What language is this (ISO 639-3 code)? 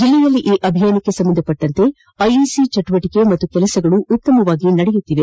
kan